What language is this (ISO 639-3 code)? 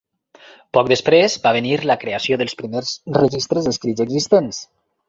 cat